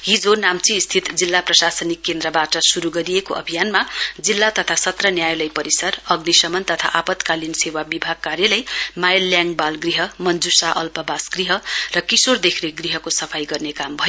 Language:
Nepali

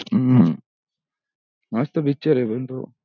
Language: Marathi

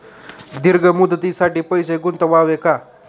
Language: Marathi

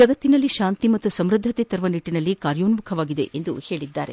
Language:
Kannada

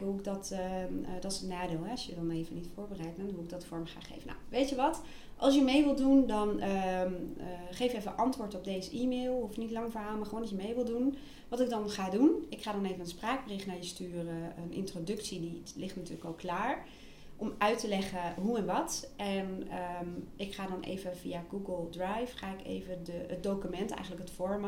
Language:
Dutch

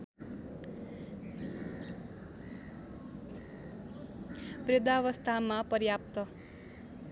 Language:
Nepali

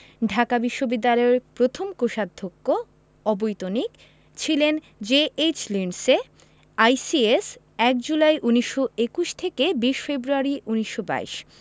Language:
Bangla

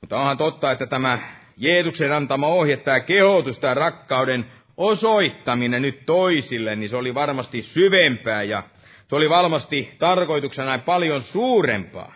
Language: Finnish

